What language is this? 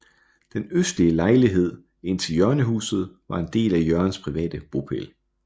Danish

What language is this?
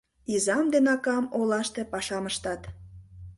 Mari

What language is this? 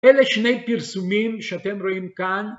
Hebrew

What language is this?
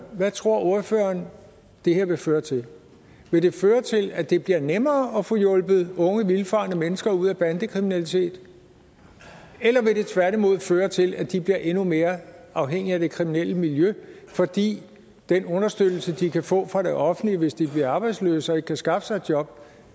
Danish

